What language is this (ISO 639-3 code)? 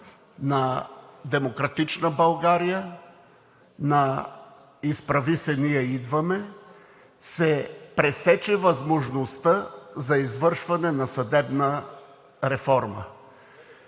bul